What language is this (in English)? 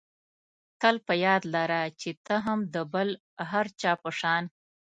Pashto